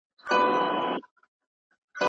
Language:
Pashto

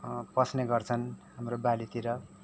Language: Nepali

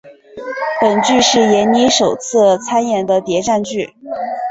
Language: Chinese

